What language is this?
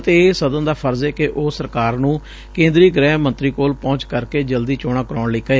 Punjabi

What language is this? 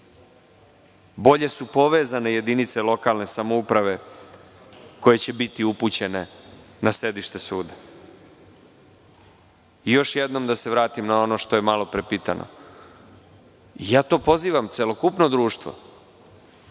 Serbian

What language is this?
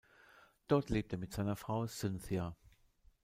German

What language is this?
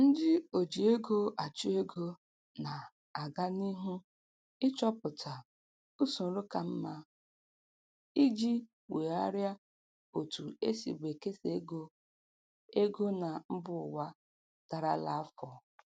Igbo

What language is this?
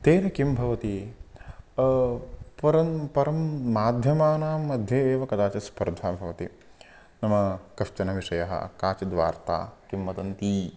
Sanskrit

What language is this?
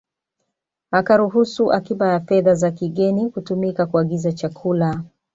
Swahili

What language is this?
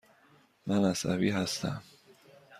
Persian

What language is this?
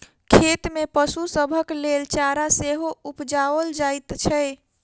Maithili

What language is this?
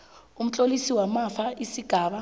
South Ndebele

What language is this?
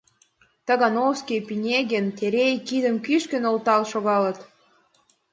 Mari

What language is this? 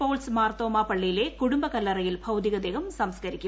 Malayalam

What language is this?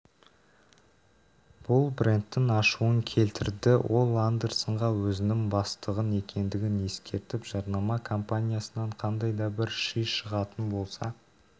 Kazakh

